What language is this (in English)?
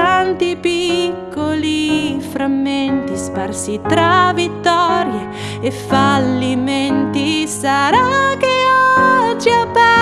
Italian